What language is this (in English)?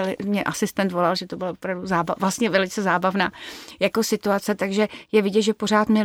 Czech